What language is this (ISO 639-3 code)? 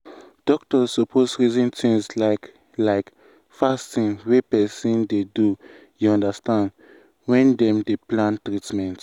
pcm